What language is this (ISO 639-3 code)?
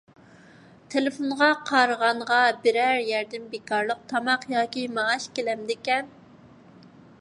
uig